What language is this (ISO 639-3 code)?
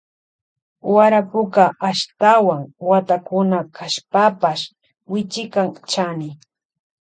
qvj